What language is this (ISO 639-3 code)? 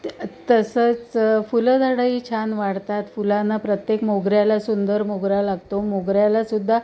mar